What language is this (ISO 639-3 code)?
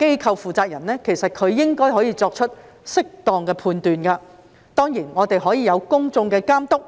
yue